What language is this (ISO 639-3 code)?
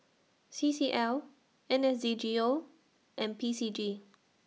eng